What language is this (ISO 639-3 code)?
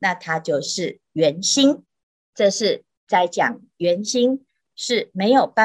zho